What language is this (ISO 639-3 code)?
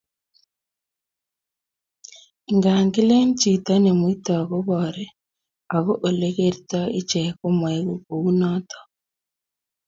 kln